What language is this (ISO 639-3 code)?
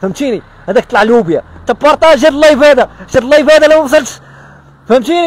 ara